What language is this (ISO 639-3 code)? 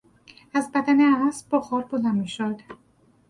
fas